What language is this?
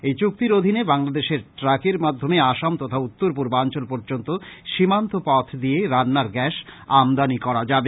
Bangla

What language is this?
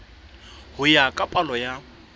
Southern Sotho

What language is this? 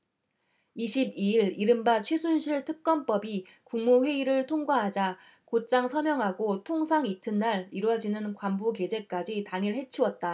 Korean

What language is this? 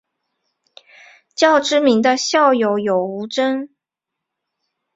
Chinese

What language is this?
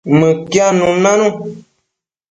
Matsés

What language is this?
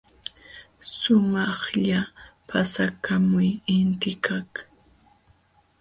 Jauja Wanca Quechua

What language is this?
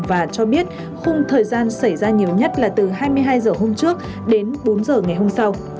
Vietnamese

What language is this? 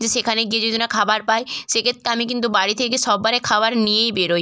Bangla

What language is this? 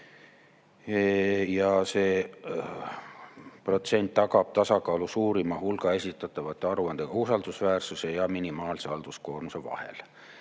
Estonian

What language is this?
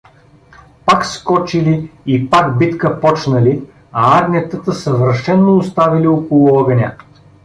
Bulgarian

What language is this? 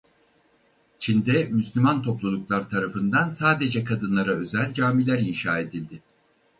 Turkish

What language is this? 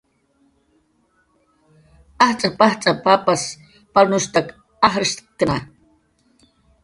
Jaqaru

